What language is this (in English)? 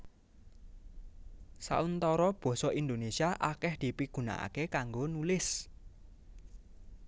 Javanese